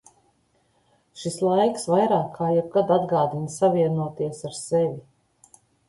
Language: Latvian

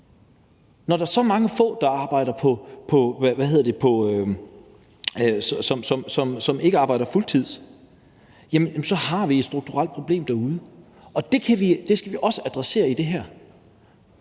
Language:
Danish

